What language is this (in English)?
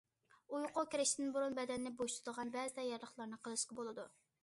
Uyghur